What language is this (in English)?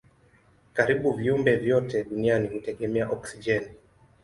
Swahili